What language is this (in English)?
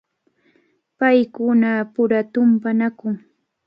Cajatambo North Lima Quechua